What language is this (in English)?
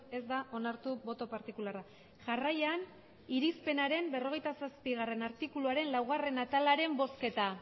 Basque